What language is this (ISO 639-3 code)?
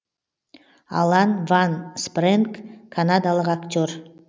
kaz